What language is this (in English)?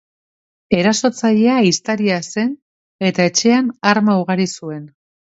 Basque